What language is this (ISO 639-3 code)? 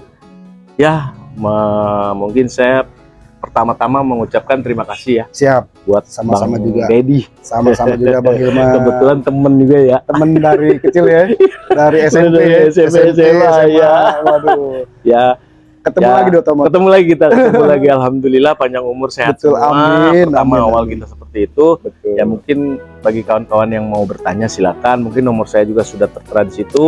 ind